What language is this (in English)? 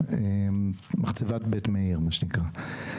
Hebrew